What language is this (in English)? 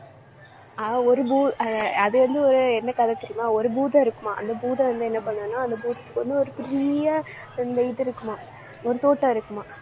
Tamil